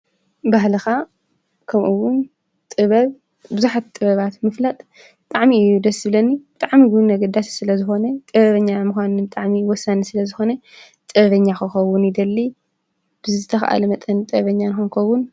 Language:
Tigrinya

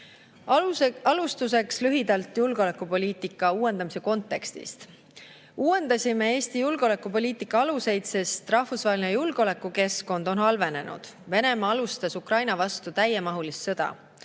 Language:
Estonian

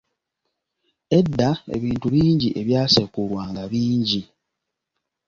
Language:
Ganda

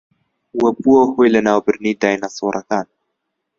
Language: Central Kurdish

